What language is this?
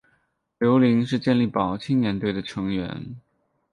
Chinese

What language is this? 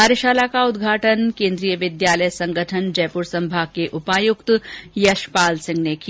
Hindi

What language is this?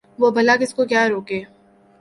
Urdu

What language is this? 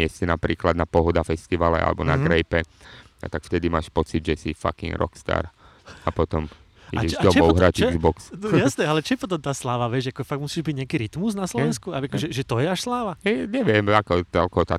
Slovak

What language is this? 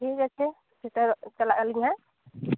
Santali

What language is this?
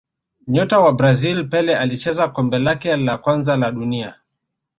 Swahili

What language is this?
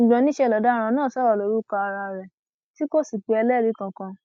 Yoruba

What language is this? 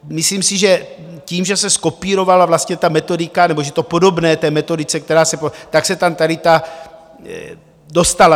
Czech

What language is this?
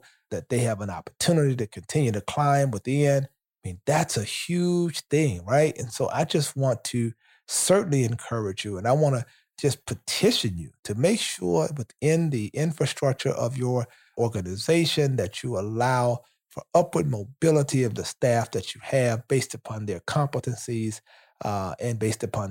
English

